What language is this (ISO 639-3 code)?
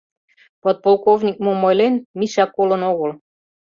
chm